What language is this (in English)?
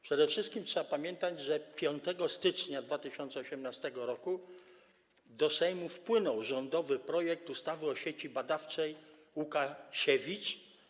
Polish